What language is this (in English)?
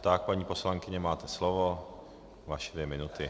Czech